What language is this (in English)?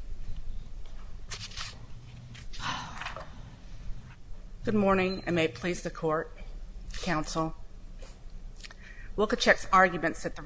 English